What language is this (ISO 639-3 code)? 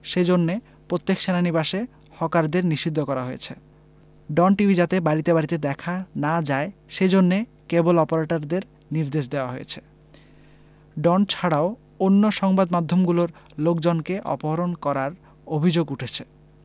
ben